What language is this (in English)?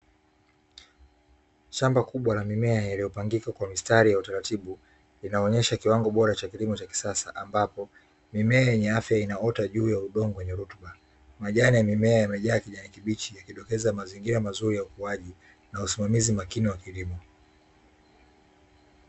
Swahili